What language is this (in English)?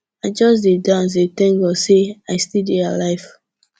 Nigerian Pidgin